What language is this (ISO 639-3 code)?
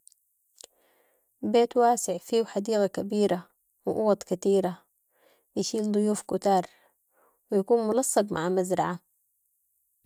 apd